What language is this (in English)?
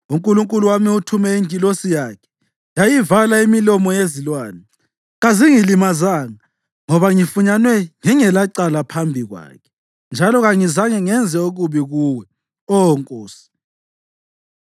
North Ndebele